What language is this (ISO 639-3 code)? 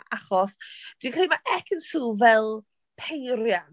cym